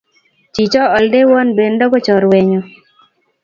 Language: Kalenjin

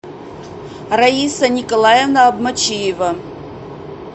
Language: Russian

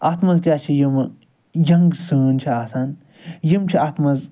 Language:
Kashmiri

